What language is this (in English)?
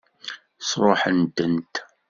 Kabyle